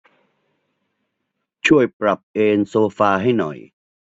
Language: Thai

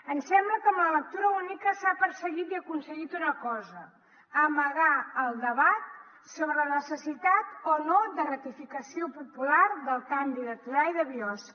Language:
Catalan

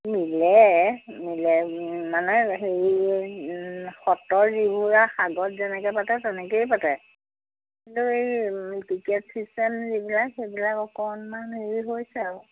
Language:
Assamese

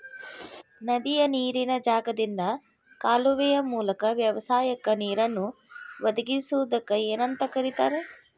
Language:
Kannada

